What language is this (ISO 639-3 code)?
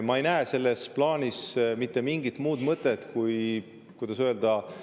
est